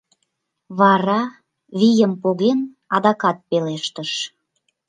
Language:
Mari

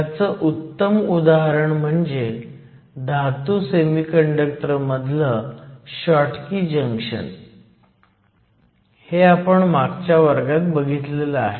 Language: Marathi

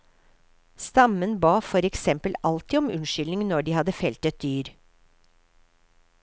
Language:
Norwegian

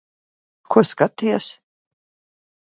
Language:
Latvian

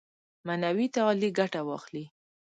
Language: Pashto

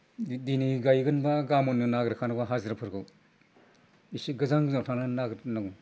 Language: Bodo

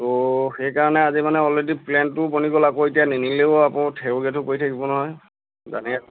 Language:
Assamese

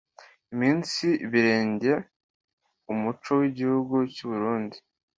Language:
Kinyarwanda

